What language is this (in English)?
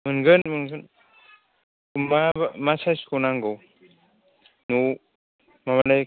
Bodo